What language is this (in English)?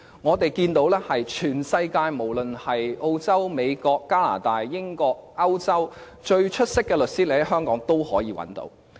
Cantonese